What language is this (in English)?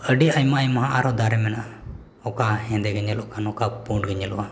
Santali